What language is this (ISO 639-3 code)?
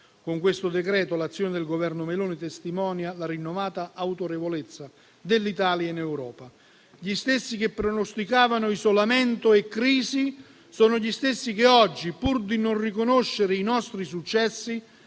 ita